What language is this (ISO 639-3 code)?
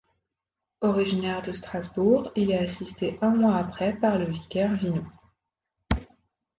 fra